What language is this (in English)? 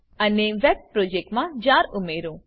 Gujarati